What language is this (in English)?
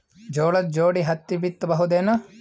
Kannada